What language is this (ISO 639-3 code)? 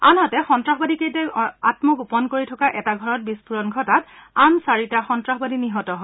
asm